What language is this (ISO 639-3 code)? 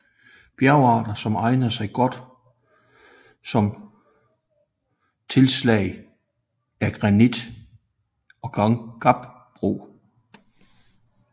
dan